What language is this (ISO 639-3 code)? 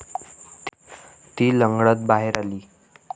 mar